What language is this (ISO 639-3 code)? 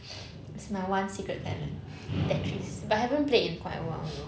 eng